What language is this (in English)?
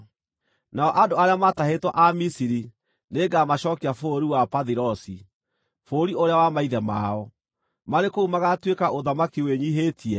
Kikuyu